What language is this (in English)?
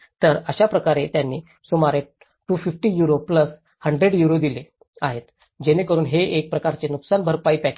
Marathi